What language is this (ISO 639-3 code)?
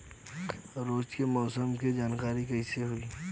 bho